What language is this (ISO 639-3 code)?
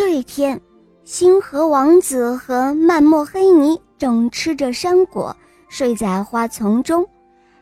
zho